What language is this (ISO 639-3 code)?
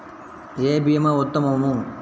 tel